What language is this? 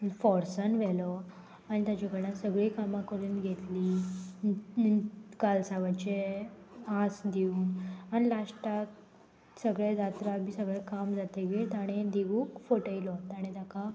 Konkani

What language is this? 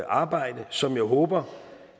Danish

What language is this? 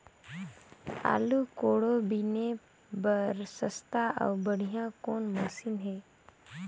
Chhattisgarhi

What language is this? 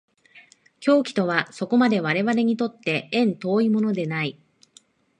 Japanese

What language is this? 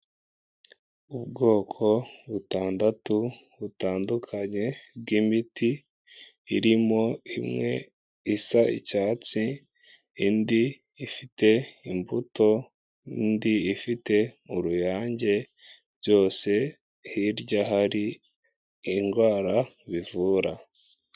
Kinyarwanda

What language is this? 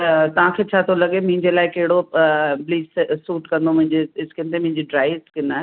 Sindhi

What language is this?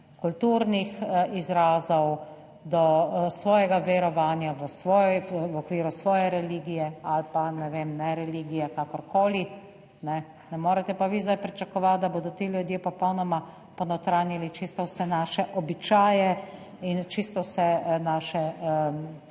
Slovenian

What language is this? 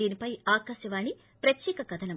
Telugu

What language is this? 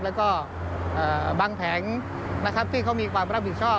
Thai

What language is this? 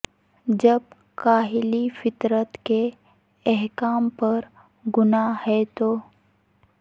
Urdu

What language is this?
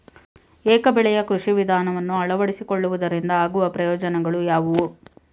Kannada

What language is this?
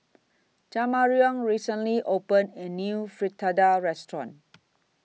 English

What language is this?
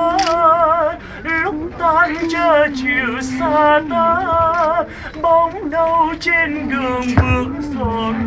Turkish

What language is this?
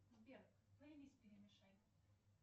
Russian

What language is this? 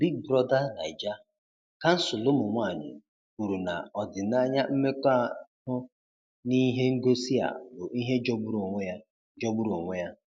Igbo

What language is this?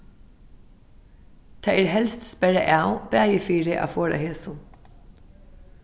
Faroese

